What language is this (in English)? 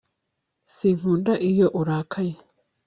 Kinyarwanda